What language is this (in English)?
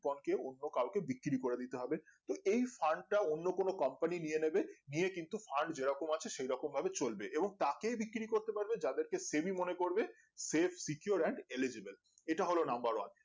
Bangla